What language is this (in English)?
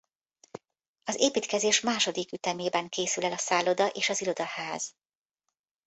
Hungarian